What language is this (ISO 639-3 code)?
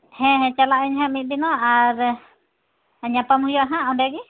sat